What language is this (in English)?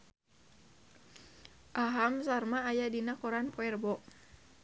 Sundanese